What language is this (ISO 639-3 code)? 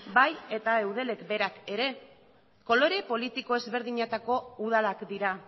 eus